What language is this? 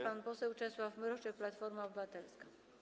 Polish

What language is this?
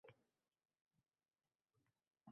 Uzbek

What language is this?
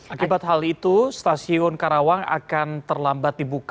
Indonesian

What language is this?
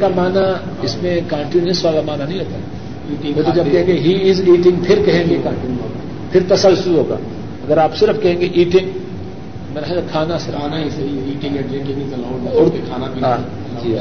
Urdu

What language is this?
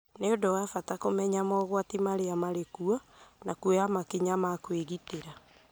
Kikuyu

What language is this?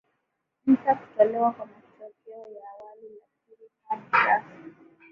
Swahili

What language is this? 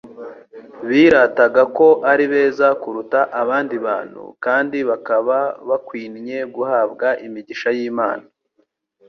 Kinyarwanda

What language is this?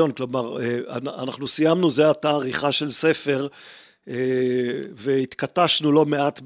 Hebrew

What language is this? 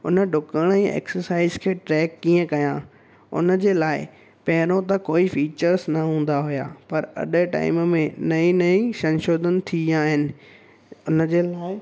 Sindhi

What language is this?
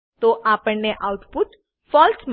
Gujarati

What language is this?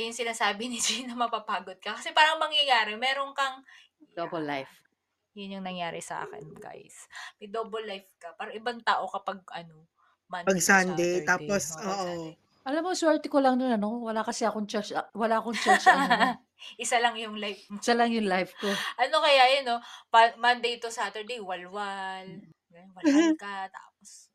Filipino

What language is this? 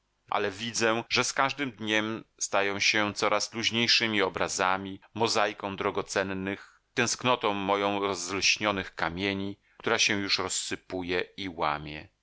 Polish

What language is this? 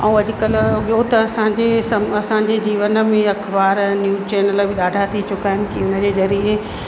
Sindhi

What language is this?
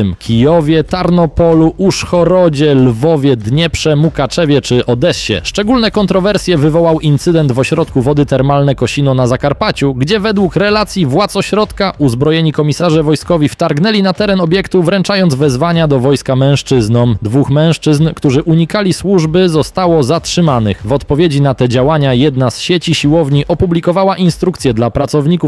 Polish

